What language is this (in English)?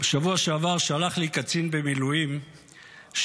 Hebrew